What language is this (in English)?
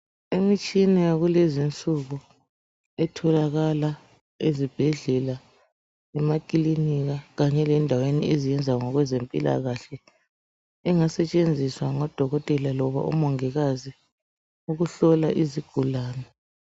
North Ndebele